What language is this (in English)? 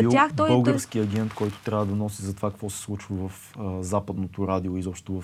Bulgarian